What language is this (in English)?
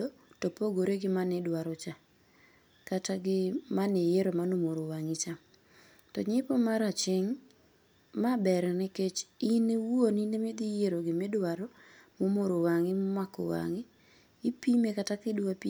Luo (Kenya and Tanzania)